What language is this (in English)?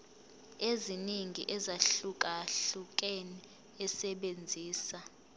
Zulu